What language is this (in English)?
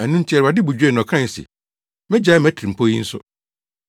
Akan